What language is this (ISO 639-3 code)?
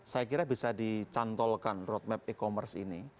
ind